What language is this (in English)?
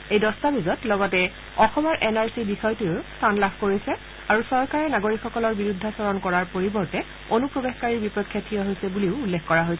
Assamese